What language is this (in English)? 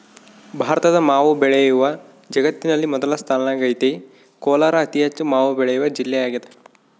Kannada